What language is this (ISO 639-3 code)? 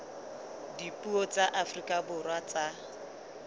sot